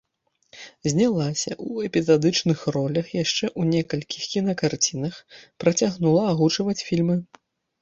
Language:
Belarusian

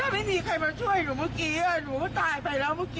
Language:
Thai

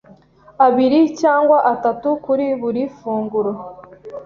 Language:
Kinyarwanda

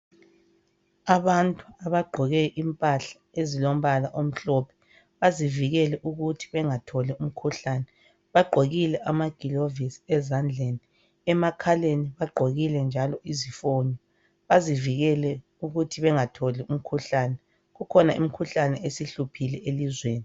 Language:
North Ndebele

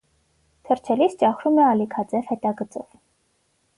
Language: Armenian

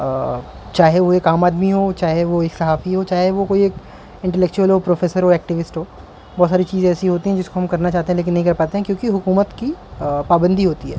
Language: Urdu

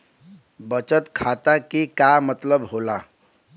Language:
Bhojpuri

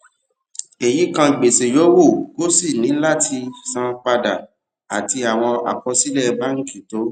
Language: Yoruba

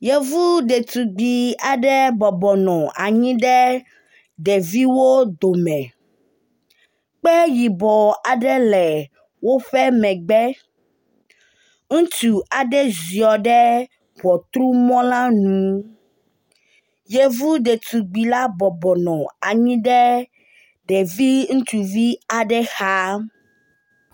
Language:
Ewe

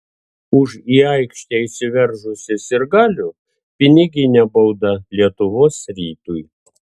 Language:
Lithuanian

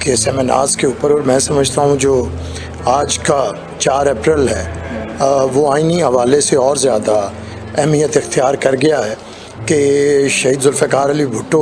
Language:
Urdu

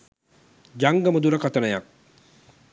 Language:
Sinhala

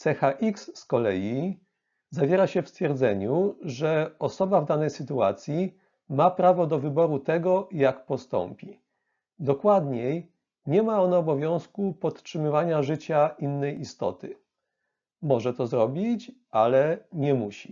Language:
Polish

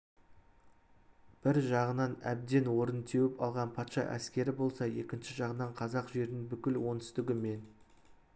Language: Kazakh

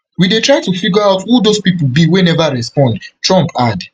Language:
Nigerian Pidgin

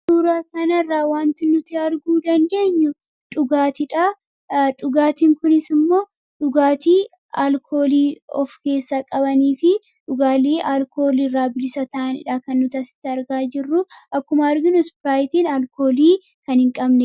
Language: Oromo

